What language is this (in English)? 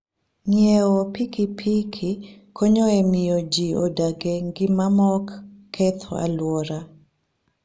Luo (Kenya and Tanzania)